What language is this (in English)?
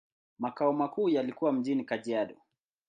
Swahili